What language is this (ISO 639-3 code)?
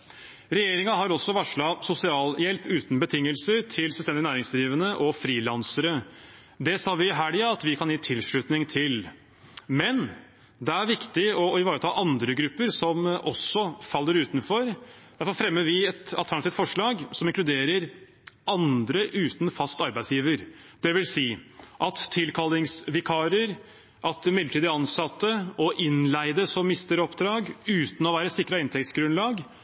nob